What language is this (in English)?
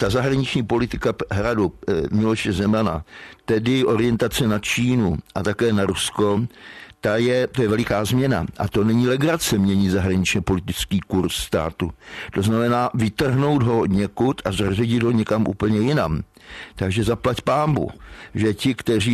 Czech